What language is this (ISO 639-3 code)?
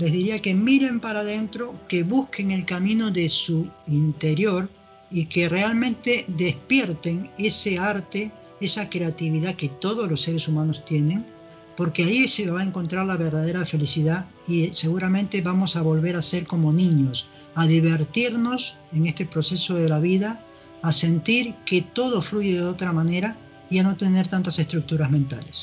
spa